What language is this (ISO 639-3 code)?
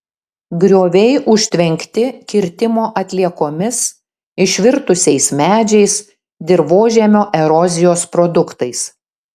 lit